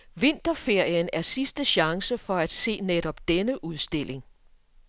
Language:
Danish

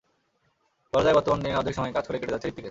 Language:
Bangla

